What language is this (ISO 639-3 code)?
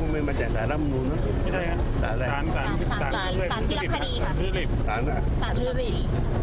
tha